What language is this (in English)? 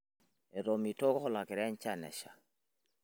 Masai